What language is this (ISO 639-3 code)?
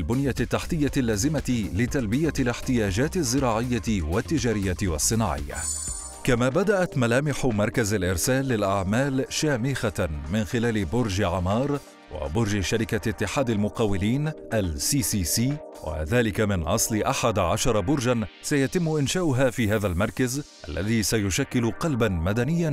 ara